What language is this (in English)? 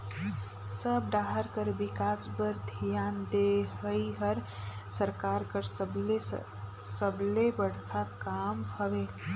Chhattisgarhi